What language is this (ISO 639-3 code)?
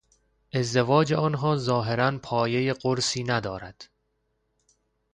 fas